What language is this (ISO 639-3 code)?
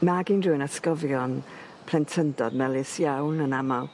cym